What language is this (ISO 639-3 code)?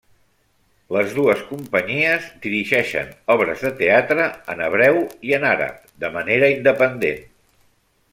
cat